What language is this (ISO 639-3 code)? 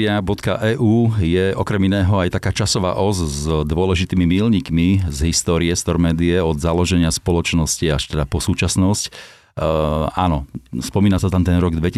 slk